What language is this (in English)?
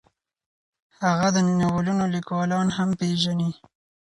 Pashto